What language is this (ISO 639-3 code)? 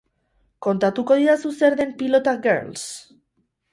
eus